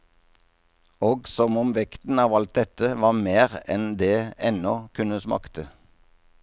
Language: Norwegian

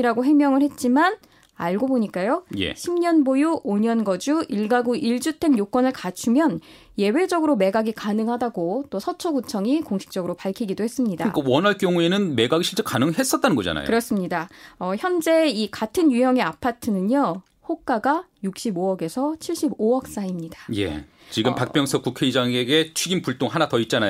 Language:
Korean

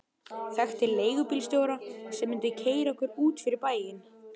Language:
Icelandic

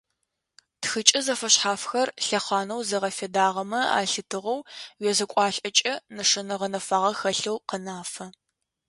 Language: Adyghe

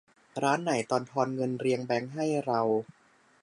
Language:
Thai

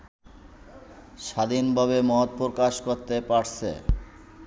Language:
Bangla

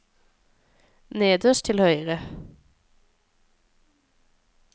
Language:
Norwegian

